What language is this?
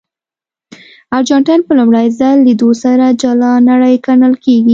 Pashto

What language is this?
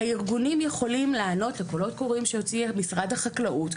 Hebrew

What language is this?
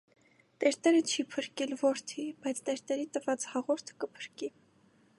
Armenian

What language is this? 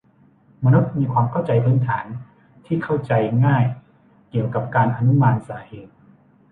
Thai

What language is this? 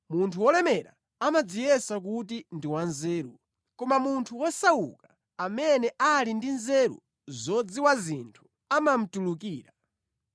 Nyanja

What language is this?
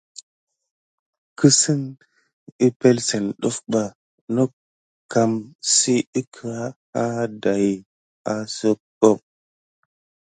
Gidar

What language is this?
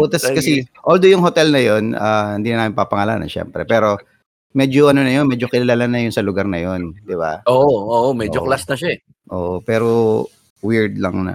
Filipino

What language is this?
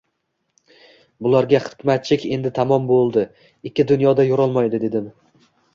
Uzbek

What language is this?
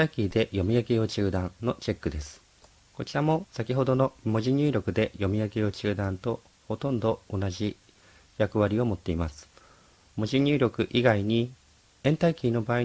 Japanese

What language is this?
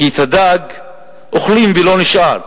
Hebrew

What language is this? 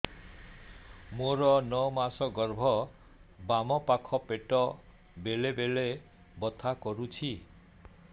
Odia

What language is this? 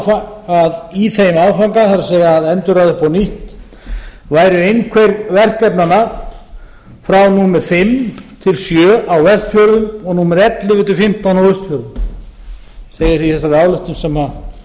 Icelandic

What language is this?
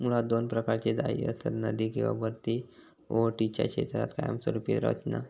Marathi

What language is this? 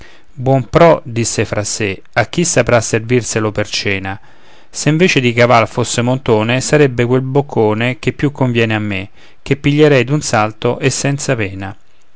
Italian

